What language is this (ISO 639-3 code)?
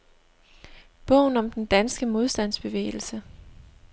dan